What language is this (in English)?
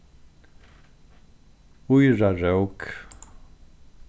Faroese